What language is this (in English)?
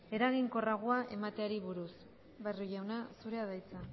Basque